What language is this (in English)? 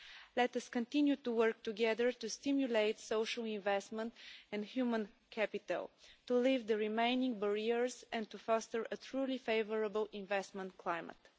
English